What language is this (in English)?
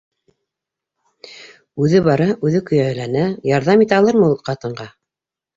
Bashkir